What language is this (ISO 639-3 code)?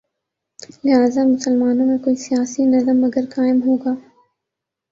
urd